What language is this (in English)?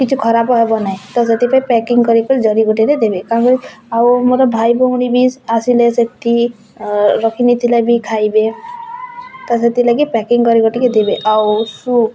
Odia